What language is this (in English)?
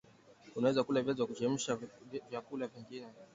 Swahili